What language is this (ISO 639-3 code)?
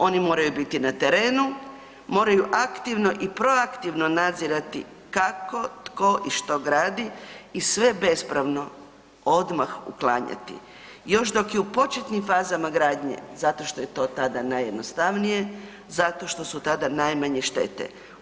hrv